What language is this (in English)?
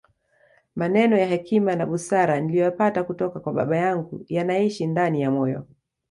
Swahili